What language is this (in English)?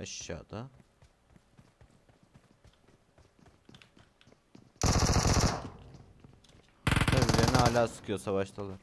Turkish